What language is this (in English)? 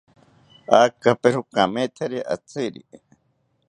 South Ucayali Ashéninka